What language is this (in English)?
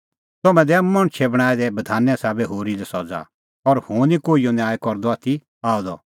Kullu Pahari